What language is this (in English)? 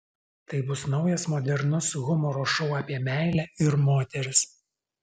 Lithuanian